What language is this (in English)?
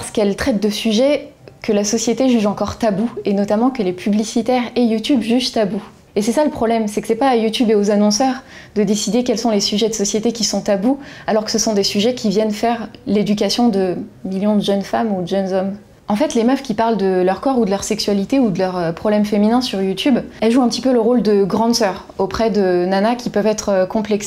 French